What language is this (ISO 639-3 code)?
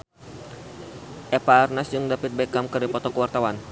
sun